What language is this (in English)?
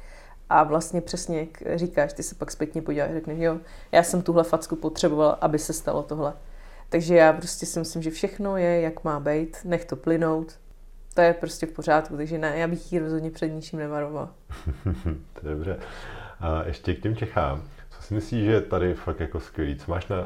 Czech